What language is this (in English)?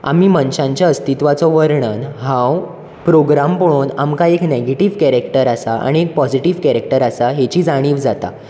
Konkani